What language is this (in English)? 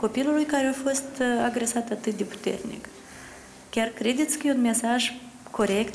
Romanian